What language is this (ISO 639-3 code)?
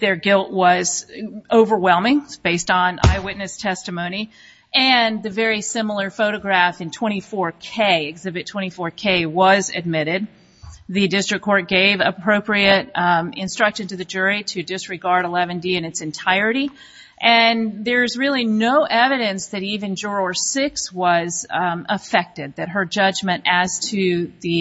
eng